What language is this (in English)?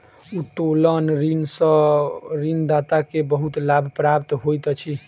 Maithili